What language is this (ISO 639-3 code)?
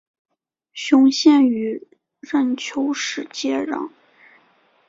zho